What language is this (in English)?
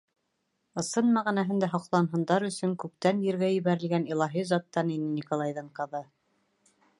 Bashkir